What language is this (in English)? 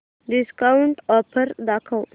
Marathi